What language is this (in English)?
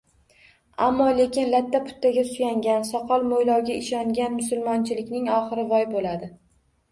Uzbek